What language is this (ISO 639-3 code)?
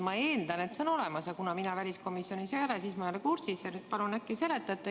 est